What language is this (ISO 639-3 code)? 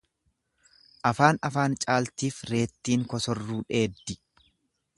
orm